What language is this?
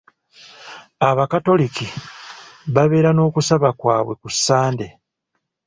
Ganda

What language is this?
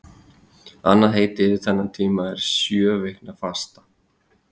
Icelandic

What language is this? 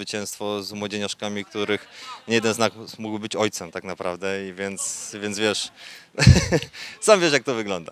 Polish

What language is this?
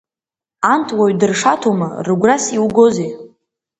Abkhazian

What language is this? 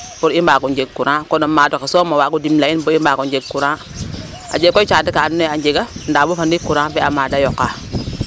Serer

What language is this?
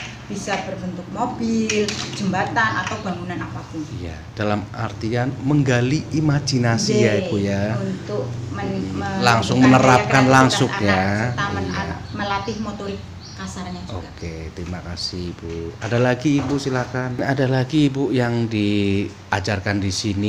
Indonesian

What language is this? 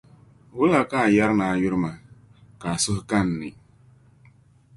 Dagbani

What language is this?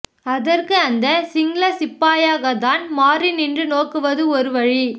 Tamil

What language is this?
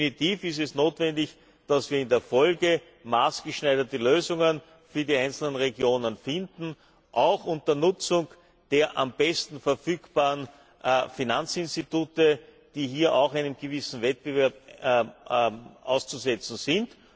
German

